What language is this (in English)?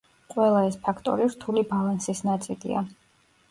Georgian